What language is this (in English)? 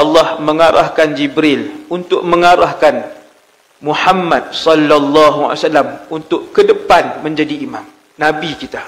Malay